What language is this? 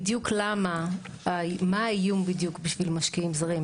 Hebrew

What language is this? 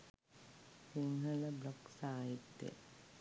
Sinhala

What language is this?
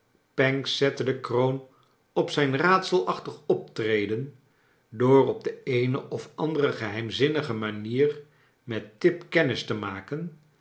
Dutch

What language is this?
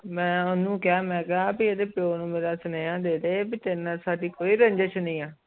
Punjabi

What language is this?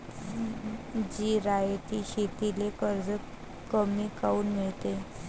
Marathi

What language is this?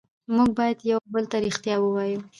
Pashto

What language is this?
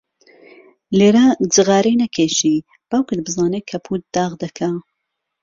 Central Kurdish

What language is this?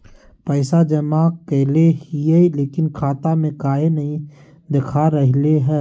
Magahi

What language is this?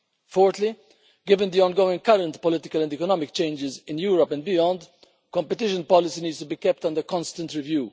English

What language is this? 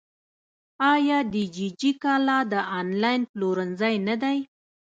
Pashto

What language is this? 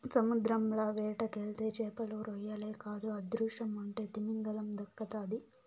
Telugu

